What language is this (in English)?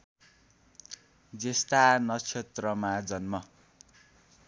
Nepali